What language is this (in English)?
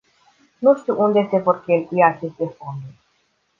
Romanian